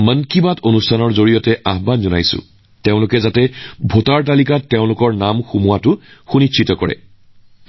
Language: Assamese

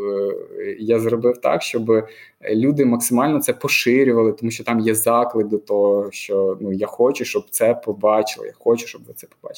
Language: Ukrainian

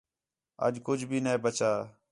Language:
Khetrani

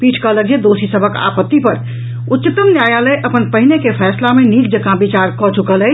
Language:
Maithili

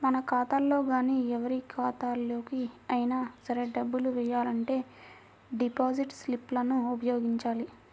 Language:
Telugu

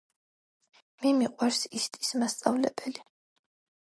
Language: Georgian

